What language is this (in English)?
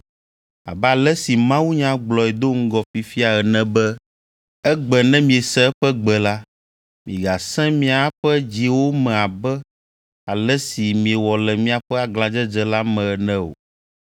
Ewe